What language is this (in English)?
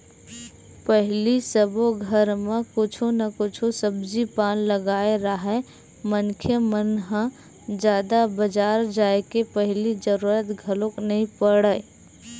Chhattisgarhi